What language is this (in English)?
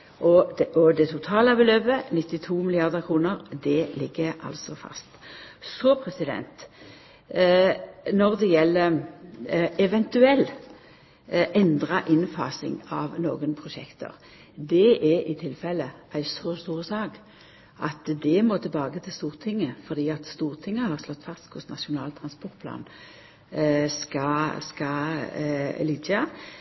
Norwegian Nynorsk